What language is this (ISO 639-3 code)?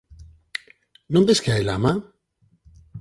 glg